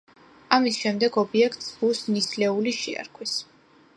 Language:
Georgian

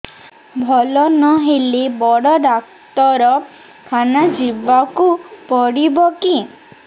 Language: Odia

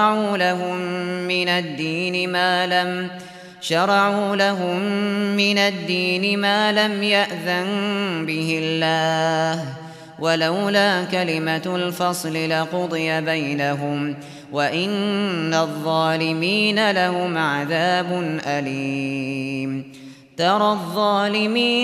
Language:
Arabic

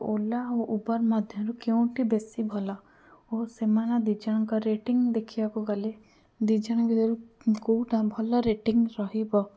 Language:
Odia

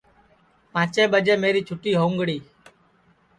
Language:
Sansi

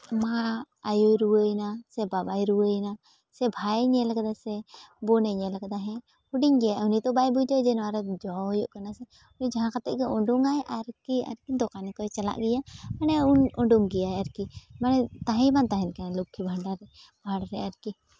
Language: Santali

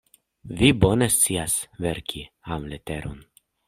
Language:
Esperanto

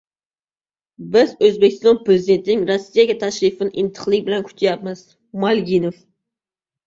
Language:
Uzbek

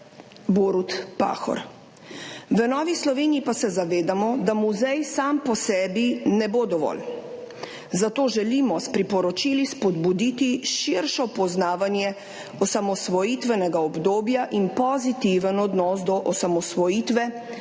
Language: Slovenian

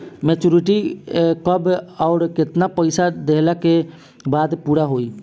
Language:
Bhojpuri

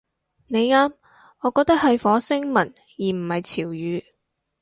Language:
Cantonese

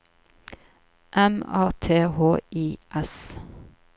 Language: Norwegian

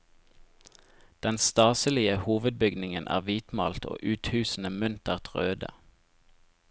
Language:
Norwegian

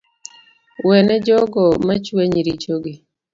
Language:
Luo (Kenya and Tanzania)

